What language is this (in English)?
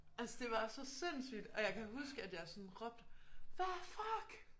Danish